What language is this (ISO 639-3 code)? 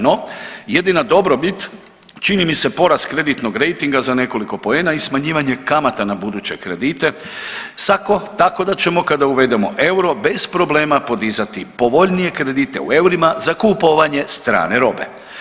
hrv